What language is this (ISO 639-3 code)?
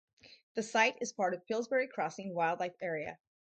eng